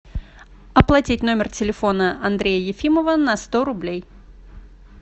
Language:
Russian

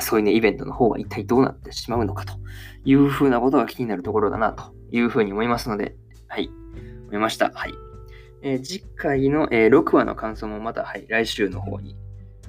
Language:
Japanese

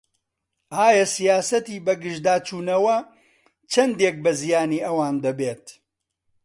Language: Central Kurdish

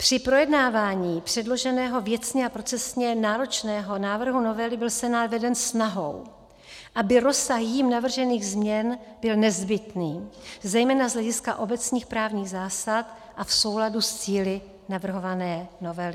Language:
Czech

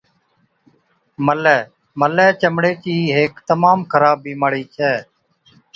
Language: Od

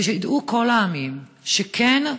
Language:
Hebrew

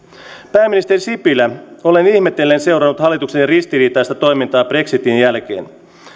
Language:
Finnish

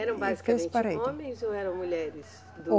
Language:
Portuguese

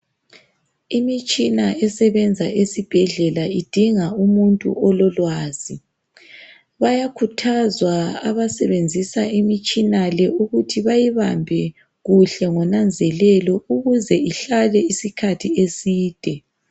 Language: North Ndebele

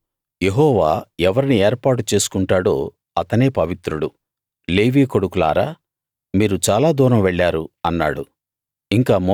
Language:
Telugu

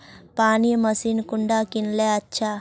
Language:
Magahi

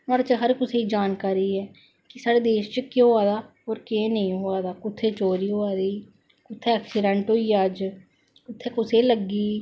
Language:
Dogri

